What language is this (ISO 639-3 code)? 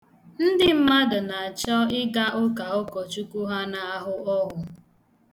ibo